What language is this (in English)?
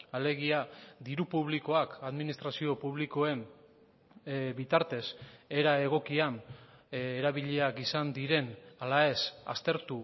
Basque